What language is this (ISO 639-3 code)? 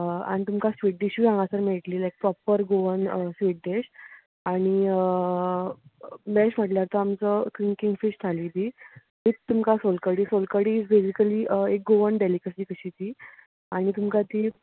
kok